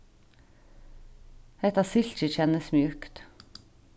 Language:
Faroese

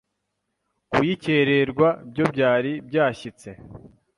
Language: Kinyarwanda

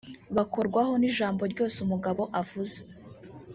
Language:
Kinyarwanda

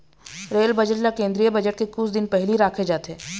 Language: Chhattisgarhi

